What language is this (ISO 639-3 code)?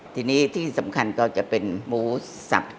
tha